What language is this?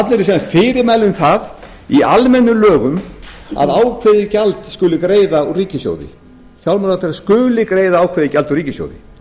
Icelandic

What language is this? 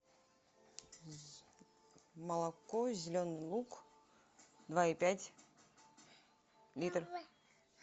Russian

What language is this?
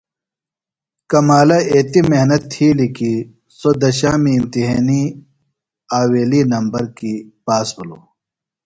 Phalura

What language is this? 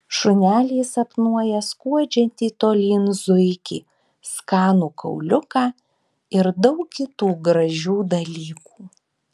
Lithuanian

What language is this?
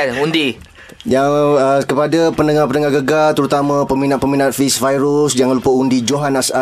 Malay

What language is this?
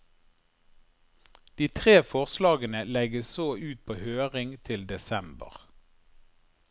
Norwegian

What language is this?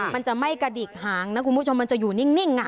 Thai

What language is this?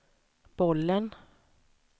Swedish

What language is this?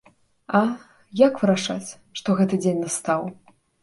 Belarusian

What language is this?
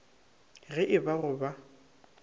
Northern Sotho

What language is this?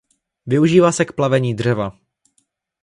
Czech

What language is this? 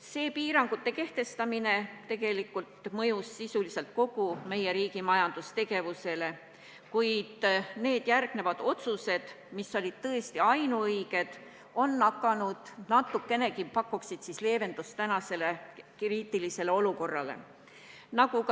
Estonian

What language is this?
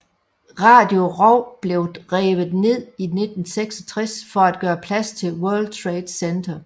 Danish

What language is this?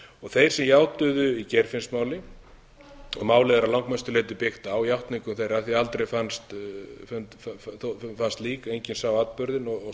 Icelandic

